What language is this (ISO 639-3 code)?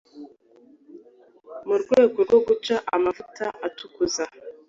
kin